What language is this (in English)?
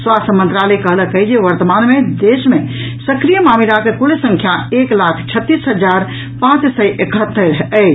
Maithili